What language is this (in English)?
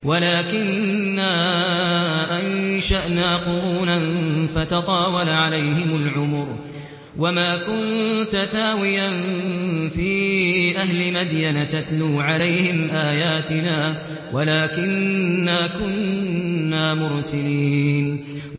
Arabic